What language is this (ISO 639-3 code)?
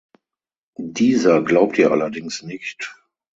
deu